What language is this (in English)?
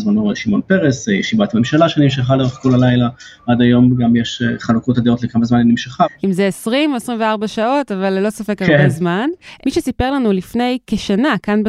Hebrew